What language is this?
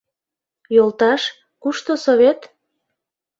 Mari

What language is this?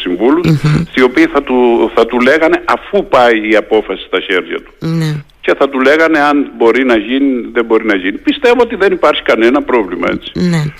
Greek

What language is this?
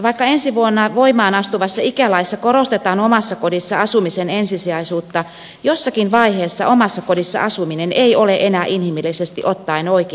Finnish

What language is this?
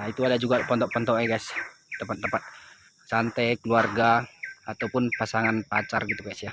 Indonesian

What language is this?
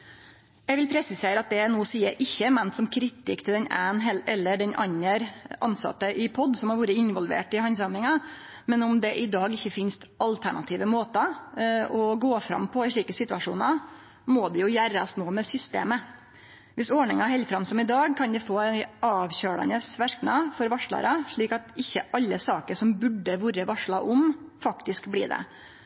Norwegian Nynorsk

